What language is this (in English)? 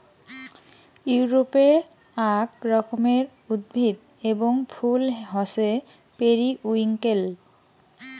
Bangla